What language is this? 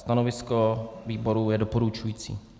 Czech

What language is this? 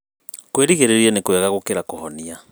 Kikuyu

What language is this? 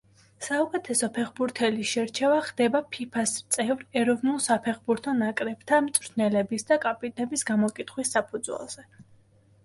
Georgian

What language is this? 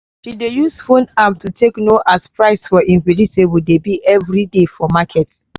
Nigerian Pidgin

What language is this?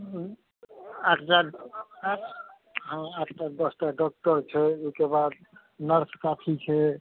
Maithili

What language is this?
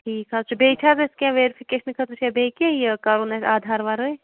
Kashmiri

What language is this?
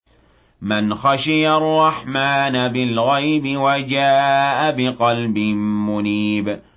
Arabic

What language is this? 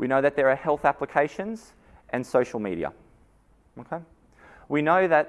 English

